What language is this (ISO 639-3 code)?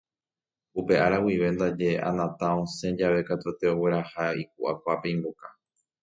grn